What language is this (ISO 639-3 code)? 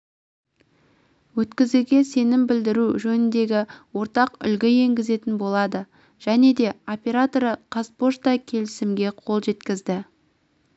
kaz